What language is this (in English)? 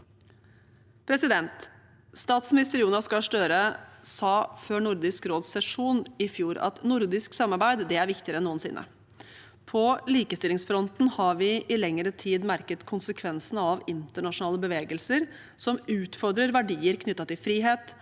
Norwegian